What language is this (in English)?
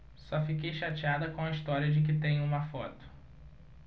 Portuguese